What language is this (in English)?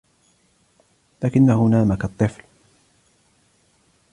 Arabic